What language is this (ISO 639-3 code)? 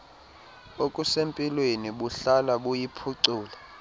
xho